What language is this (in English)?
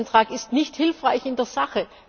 German